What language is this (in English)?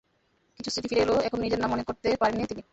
Bangla